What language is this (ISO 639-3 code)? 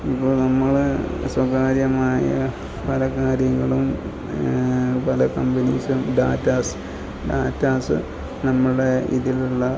mal